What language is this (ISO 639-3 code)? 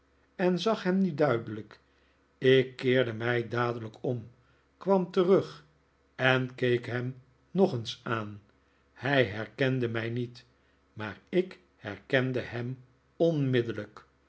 nld